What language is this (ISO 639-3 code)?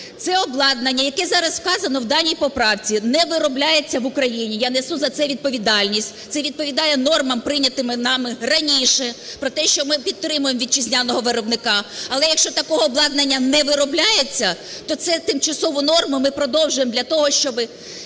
ukr